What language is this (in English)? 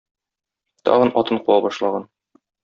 Tatar